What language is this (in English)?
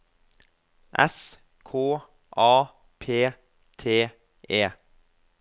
Norwegian